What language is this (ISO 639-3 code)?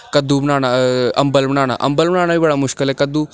doi